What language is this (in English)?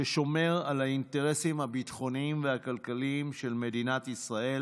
Hebrew